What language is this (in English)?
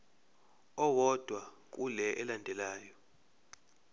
Zulu